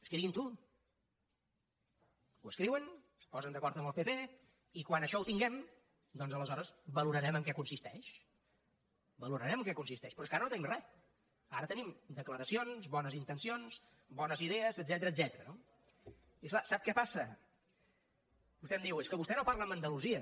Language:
Catalan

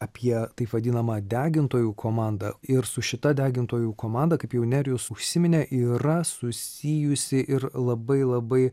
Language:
Lithuanian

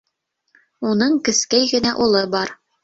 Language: Bashkir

